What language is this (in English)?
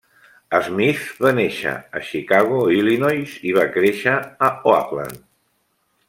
Catalan